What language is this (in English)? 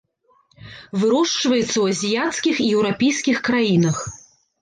Belarusian